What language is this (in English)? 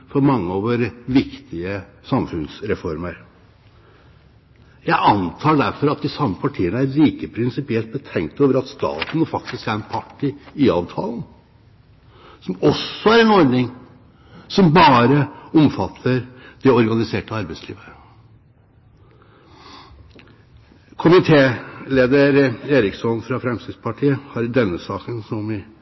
Norwegian Bokmål